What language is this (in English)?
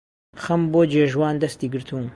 Central Kurdish